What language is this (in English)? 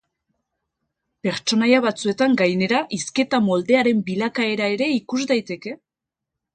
Basque